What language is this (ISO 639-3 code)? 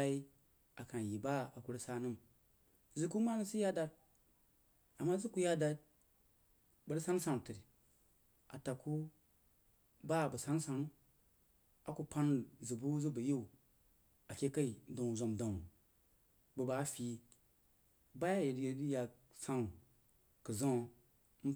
juo